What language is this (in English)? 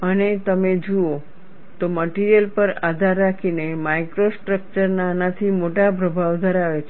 Gujarati